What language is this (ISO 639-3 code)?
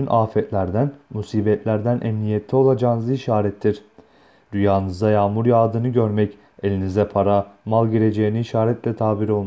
tur